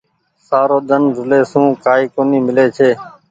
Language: Goaria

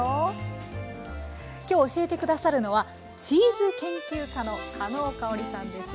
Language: Japanese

